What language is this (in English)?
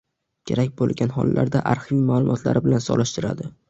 Uzbek